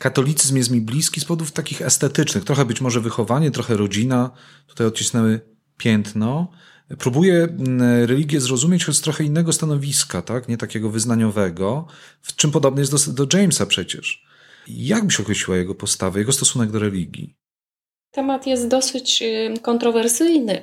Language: Polish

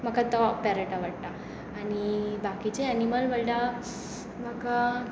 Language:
Konkani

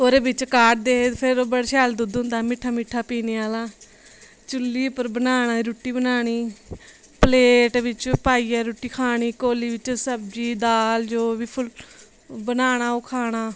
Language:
Dogri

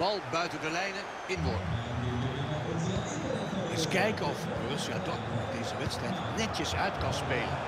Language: Dutch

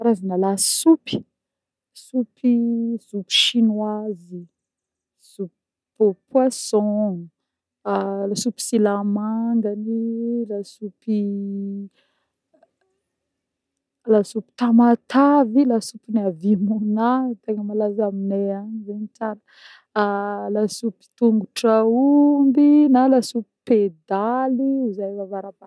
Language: Northern Betsimisaraka Malagasy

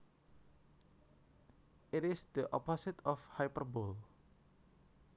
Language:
Javanese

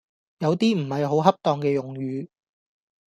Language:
Cantonese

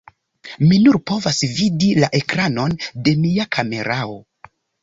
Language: Esperanto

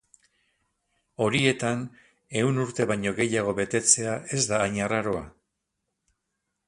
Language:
Basque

